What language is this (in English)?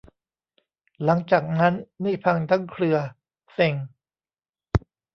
Thai